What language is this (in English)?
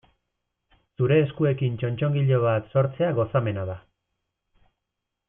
Basque